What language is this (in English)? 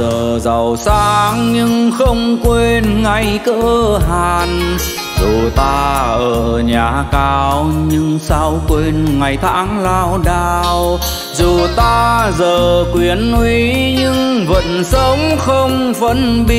Vietnamese